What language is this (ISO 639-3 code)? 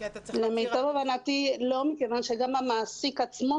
heb